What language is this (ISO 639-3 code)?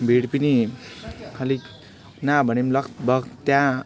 nep